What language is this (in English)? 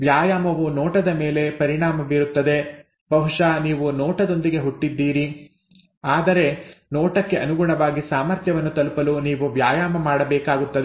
Kannada